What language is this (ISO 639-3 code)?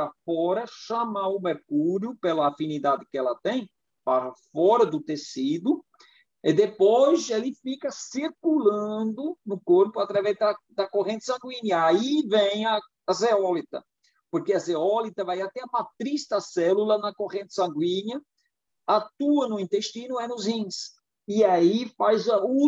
por